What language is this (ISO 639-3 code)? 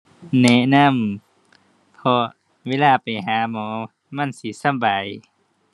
tha